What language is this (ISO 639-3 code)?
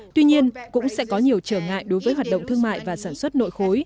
vie